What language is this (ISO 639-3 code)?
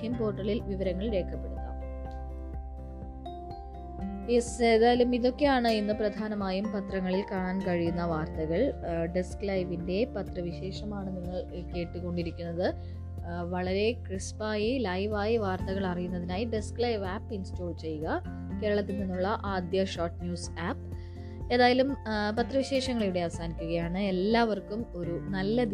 mal